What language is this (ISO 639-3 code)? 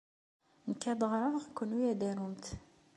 kab